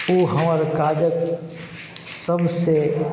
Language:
Maithili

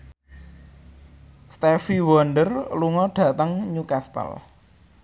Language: Javanese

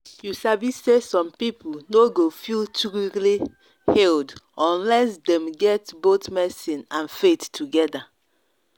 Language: Nigerian Pidgin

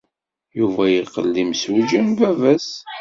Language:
Kabyle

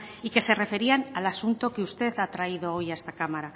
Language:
Spanish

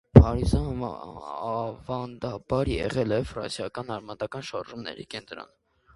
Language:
Armenian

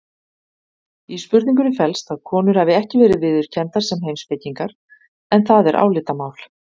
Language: Icelandic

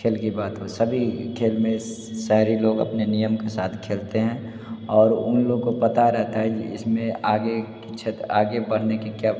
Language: Hindi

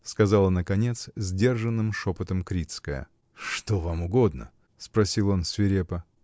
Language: Russian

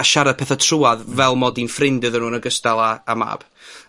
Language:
Welsh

